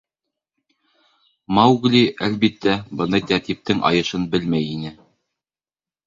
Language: Bashkir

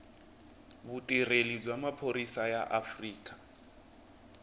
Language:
Tsonga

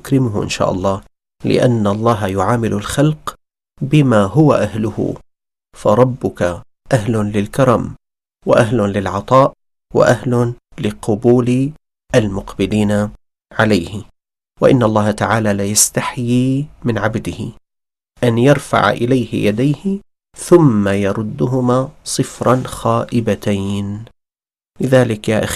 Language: Arabic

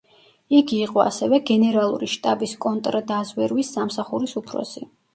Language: Georgian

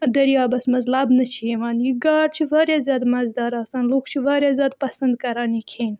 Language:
Kashmiri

